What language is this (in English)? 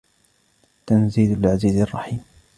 Arabic